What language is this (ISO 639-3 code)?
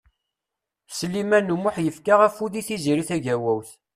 kab